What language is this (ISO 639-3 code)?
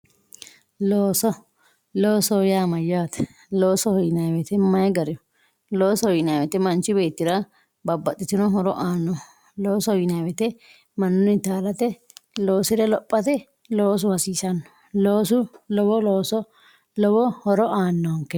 sid